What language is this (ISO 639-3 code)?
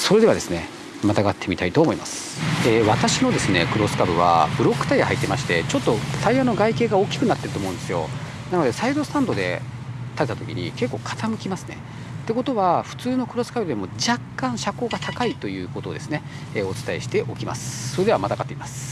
jpn